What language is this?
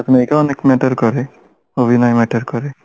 Bangla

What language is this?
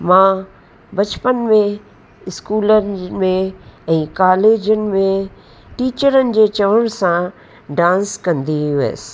Sindhi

